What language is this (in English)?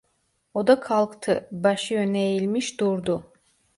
Turkish